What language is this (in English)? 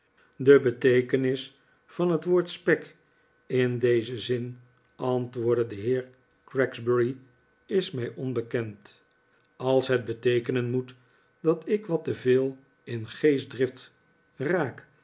Dutch